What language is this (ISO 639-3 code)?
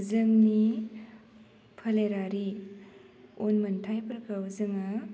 brx